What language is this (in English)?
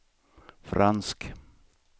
Swedish